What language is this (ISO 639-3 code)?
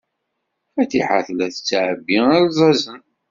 kab